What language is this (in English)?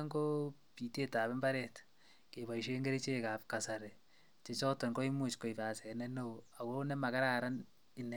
Kalenjin